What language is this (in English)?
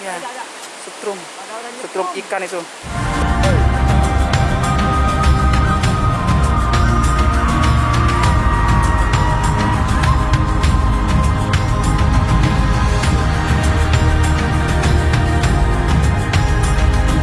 Indonesian